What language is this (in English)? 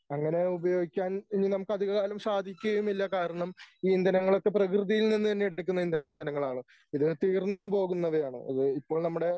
Malayalam